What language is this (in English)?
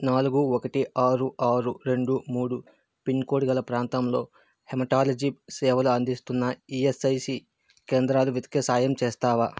Telugu